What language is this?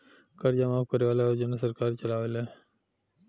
Bhojpuri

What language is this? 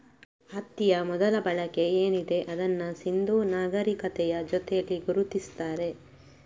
Kannada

